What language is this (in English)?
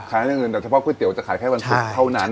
Thai